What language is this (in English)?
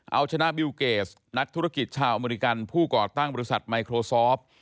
Thai